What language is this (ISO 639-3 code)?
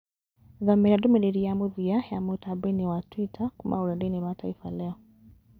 kik